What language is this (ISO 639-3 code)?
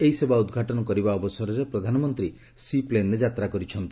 ori